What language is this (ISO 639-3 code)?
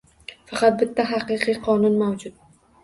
uzb